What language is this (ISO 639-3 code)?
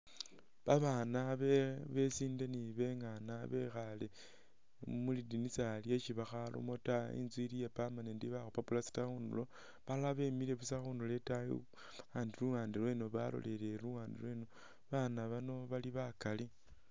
myx